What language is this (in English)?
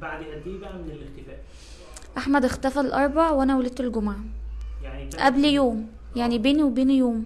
Arabic